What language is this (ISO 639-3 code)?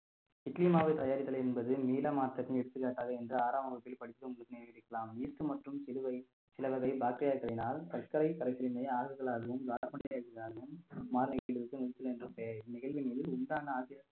tam